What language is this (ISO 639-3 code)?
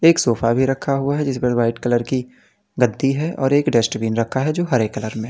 hin